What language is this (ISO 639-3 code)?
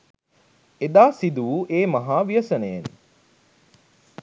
sin